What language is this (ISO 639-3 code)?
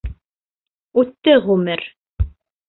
bak